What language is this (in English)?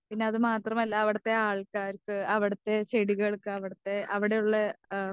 Malayalam